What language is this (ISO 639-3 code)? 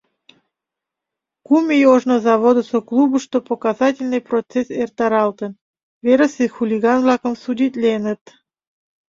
chm